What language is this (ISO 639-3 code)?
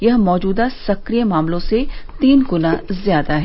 hin